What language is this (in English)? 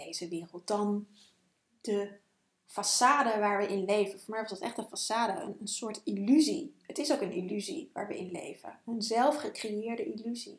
Dutch